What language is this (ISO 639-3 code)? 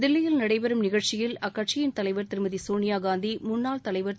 tam